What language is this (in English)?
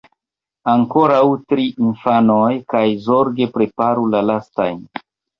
Esperanto